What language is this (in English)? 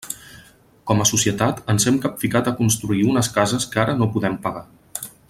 Catalan